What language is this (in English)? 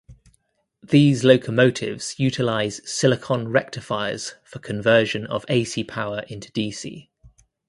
English